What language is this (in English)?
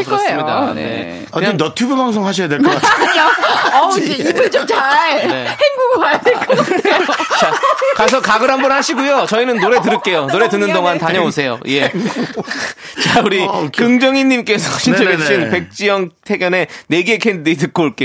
Korean